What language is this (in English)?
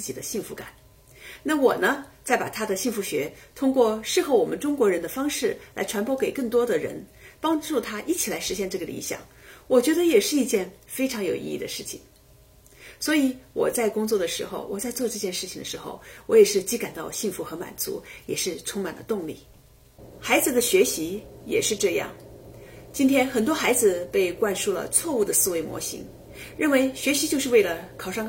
Chinese